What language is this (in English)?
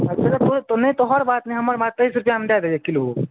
Maithili